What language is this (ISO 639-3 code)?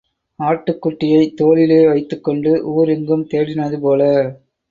tam